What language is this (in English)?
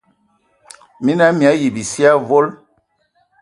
Ewondo